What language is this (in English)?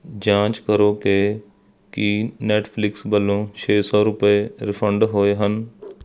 Punjabi